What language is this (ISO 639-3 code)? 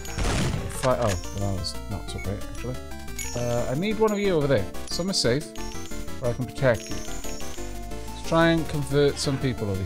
eng